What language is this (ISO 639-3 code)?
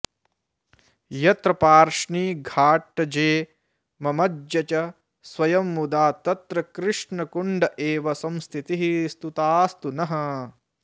san